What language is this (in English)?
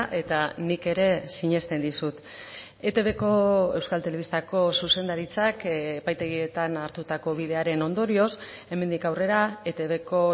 Basque